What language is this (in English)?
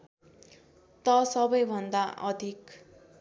Nepali